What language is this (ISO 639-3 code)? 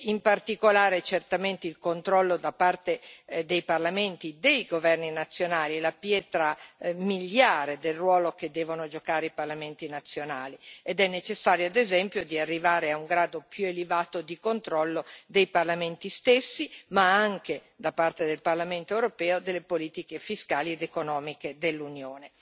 ita